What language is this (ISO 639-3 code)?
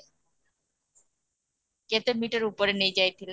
ori